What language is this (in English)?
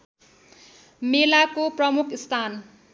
Nepali